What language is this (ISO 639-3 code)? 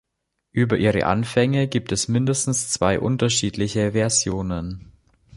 deu